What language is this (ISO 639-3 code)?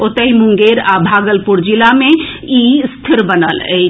mai